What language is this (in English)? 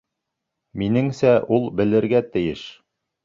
Bashkir